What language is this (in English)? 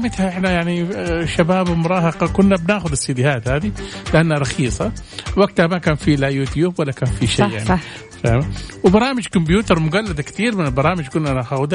Arabic